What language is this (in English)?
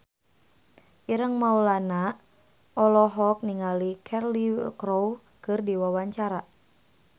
Sundanese